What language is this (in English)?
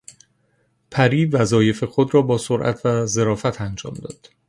Persian